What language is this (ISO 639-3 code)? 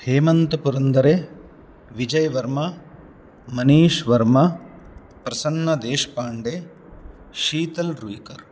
san